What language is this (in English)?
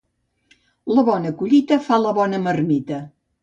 Catalan